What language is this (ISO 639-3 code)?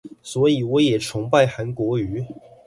zho